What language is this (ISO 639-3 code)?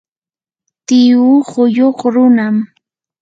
qur